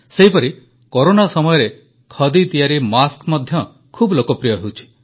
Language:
Odia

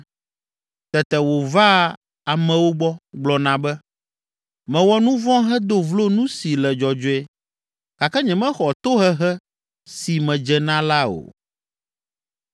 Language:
Ewe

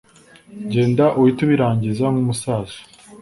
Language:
Kinyarwanda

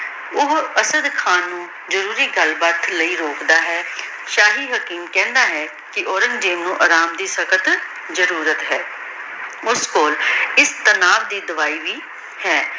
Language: Punjabi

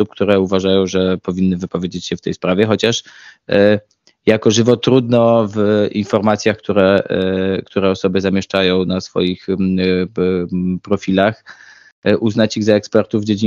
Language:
Polish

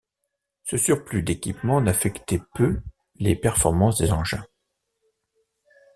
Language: French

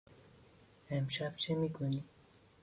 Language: Persian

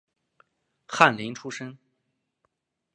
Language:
Chinese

